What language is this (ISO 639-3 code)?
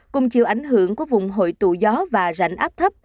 vie